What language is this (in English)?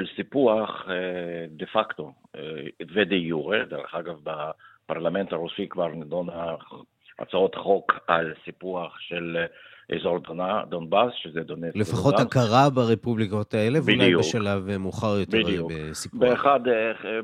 Hebrew